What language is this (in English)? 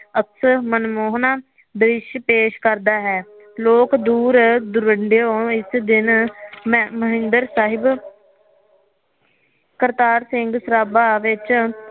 Punjabi